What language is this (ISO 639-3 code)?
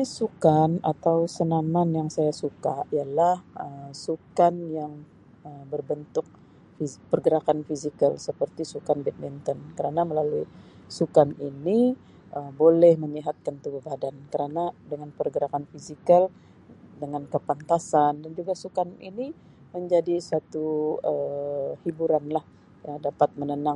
msi